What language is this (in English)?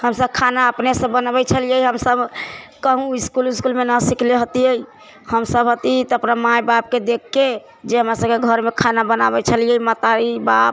Maithili